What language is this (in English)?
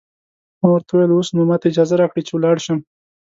Pashto